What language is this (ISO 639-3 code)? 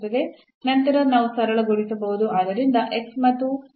kan